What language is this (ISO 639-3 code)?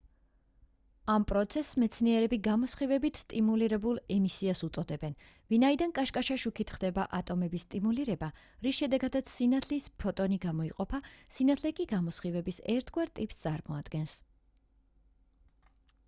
kat